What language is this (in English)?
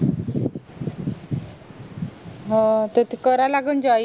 Marathi